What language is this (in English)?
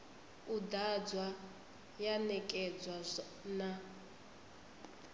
Venda